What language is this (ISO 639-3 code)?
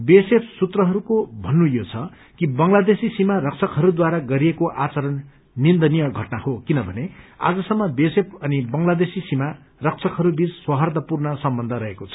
nep